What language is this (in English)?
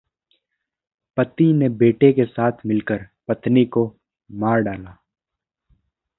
Hindi